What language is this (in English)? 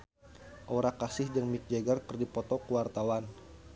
Sundanese